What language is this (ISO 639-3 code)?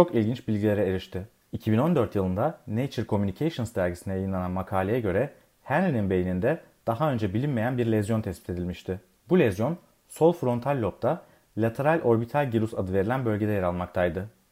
tur